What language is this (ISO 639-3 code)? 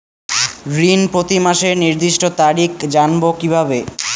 ben